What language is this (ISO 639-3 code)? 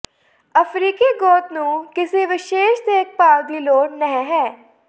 pan